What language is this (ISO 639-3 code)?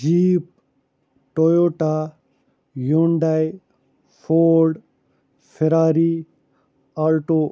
kas